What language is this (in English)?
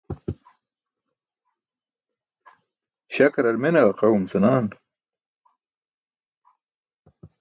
Burushaski